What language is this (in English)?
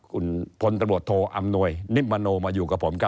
Thai